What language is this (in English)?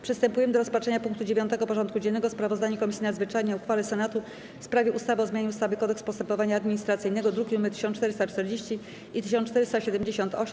Polish